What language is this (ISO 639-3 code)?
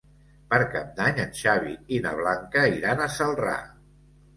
cat